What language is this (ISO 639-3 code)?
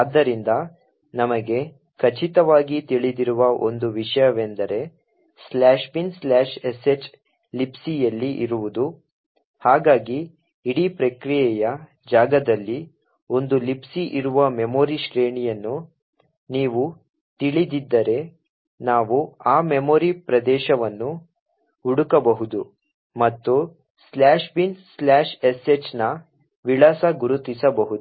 kan